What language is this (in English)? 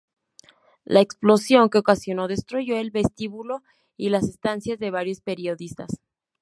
Spanish